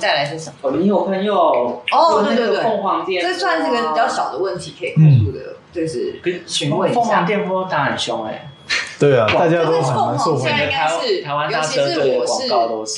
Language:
Chinese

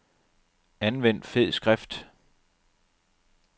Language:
Danish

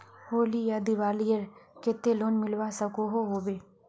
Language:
Magahi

